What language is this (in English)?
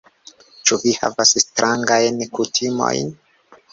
Esperanto